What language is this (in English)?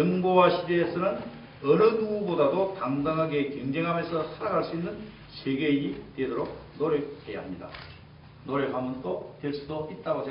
Korean